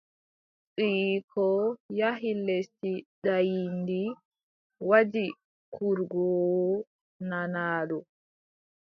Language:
Adamawa Fulfulde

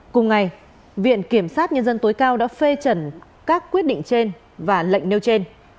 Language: Vietnamese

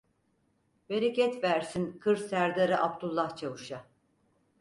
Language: Turkish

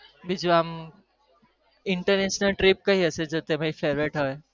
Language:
Gujarati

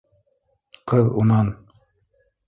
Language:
Bashkir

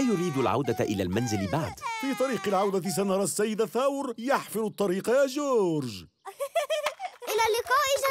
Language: Arabic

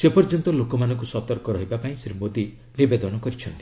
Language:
Odia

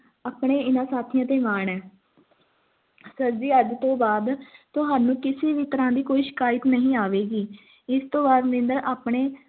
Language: Punjabi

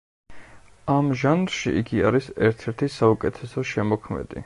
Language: Georgian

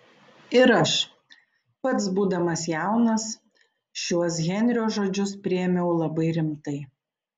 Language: Lithuanian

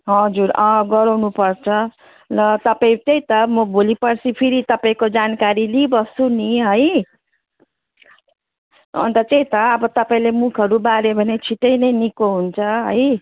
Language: Nepali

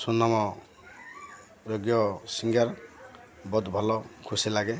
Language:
Odia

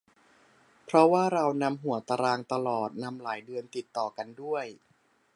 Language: Thai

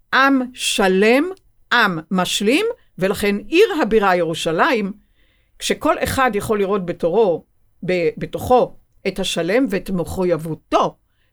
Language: Hebrew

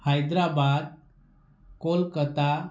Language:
Odia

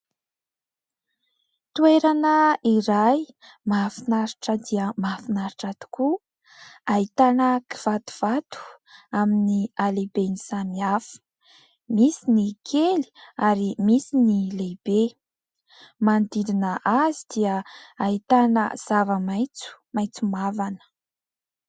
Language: Malagasy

